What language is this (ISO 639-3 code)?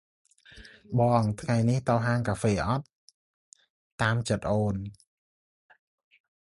khm